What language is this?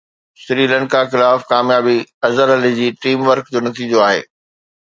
Sindhi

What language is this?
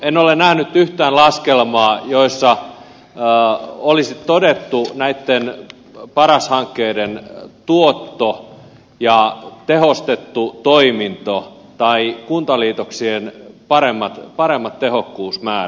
Finnish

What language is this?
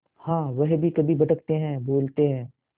Hindi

